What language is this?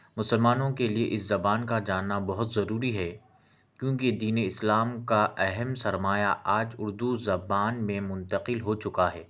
Urdu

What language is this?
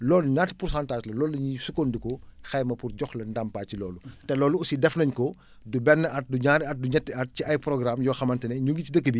Wolof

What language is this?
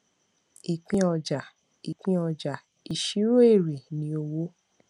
Yoruba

